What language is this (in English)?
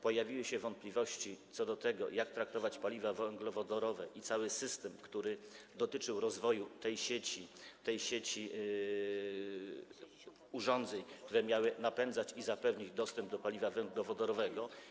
Polish